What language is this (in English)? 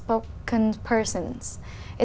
Vietnamese